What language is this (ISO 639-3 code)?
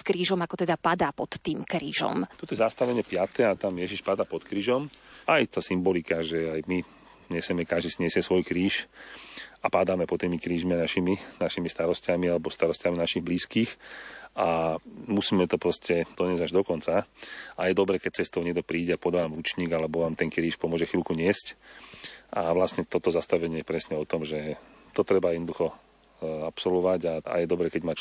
slk